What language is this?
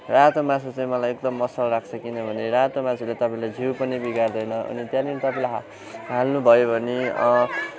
Nepali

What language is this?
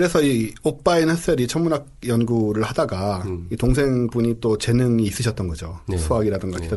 Korean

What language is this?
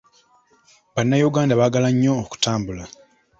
Ganda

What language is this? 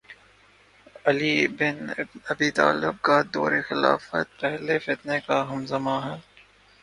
Urdu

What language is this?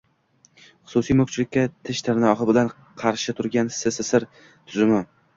Uzbek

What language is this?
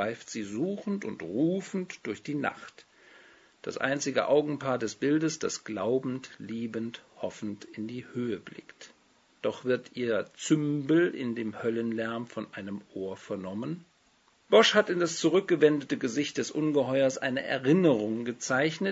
German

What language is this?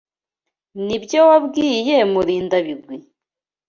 Kinyarwanda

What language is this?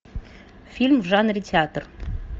Russian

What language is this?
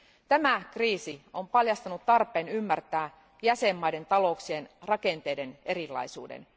Finnish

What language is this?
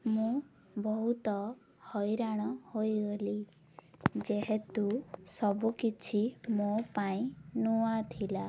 Odia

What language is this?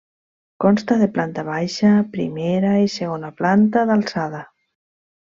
Catalan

